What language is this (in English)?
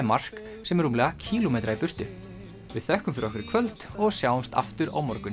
Icelandic